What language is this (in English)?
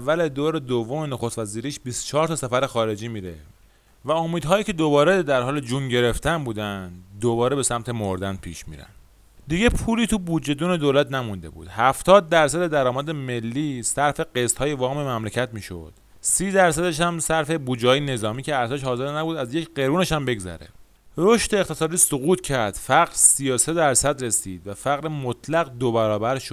Persian